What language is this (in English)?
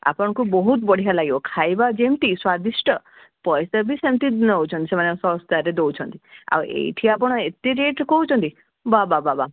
Odia